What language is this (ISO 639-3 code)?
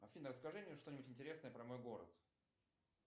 rus